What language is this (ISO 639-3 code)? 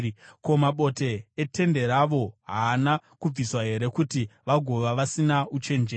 sna